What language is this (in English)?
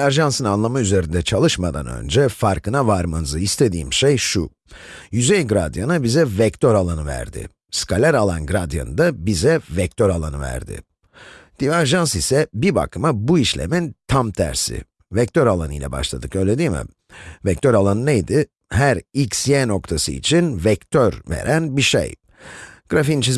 Turkish